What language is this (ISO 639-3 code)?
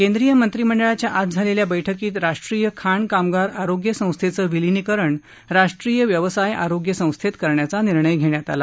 mar